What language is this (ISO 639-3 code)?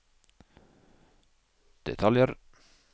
nor